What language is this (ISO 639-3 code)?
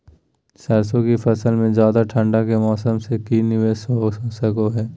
mag